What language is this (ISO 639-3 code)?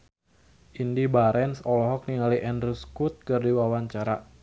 sun